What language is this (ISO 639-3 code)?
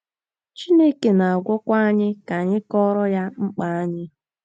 ibo